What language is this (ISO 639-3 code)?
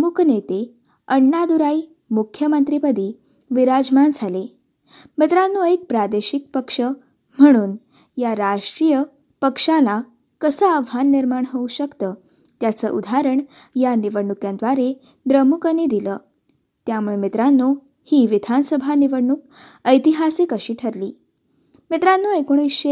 mar